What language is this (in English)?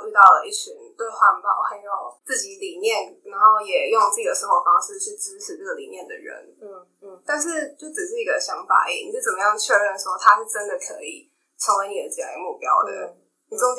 Chinese